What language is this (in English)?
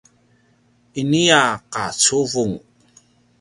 Paiwan